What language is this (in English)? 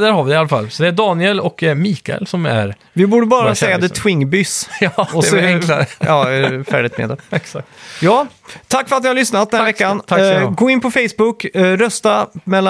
Swedish